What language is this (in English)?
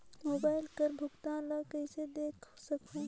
Chhattisgarhi